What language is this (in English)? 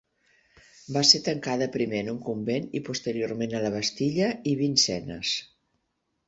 Catalan